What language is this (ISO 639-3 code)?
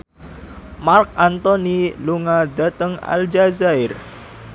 jav